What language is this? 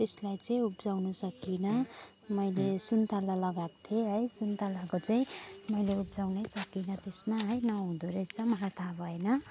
Nepali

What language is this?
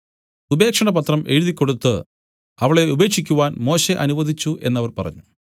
Malayalam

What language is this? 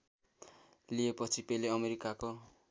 Nepali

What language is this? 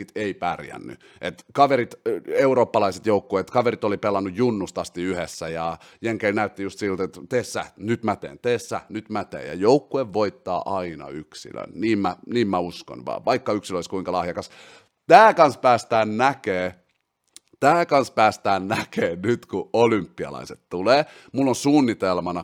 Finnish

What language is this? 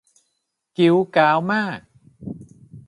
Thai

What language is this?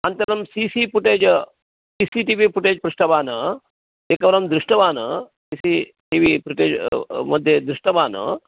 Sanskrit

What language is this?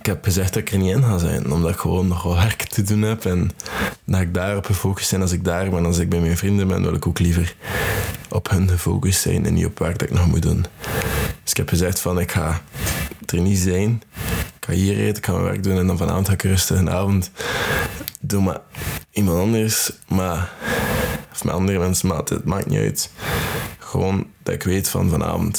Dutch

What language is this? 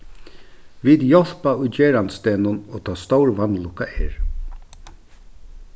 Faroese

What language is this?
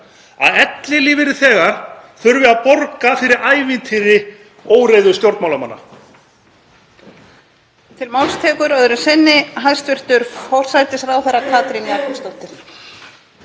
Icelandic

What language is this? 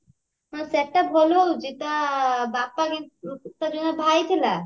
Odia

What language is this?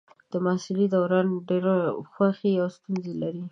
Pashto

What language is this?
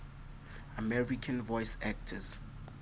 Southern Sotho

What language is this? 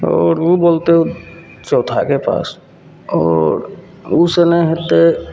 Maithili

